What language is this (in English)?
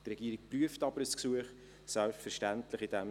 Swiss German